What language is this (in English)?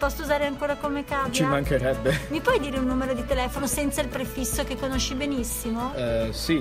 Italian